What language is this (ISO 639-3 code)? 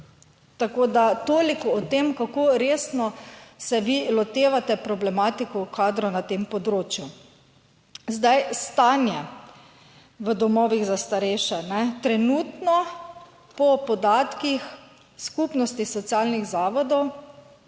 slv